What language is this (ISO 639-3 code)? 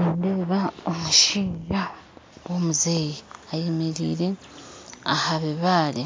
nyn